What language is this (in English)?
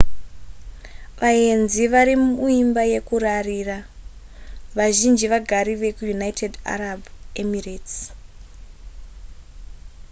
Shona